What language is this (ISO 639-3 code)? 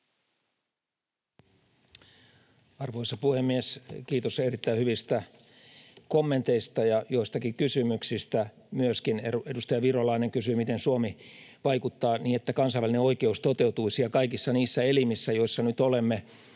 fin